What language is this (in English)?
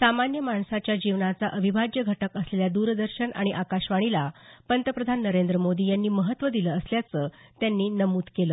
Marathi